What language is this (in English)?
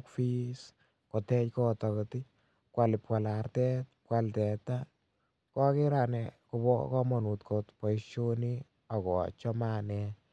Kalenjin